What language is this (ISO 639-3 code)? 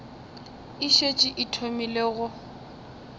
nso